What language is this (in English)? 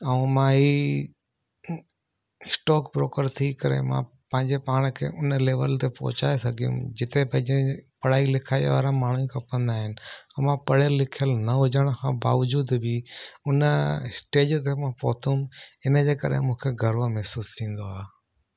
Sindhi